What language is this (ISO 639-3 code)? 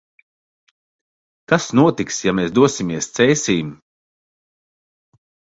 lav